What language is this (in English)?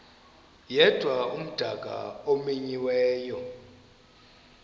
Xhosa